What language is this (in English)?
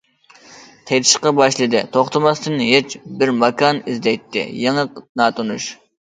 Uyghur